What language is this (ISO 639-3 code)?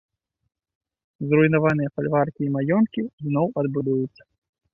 bel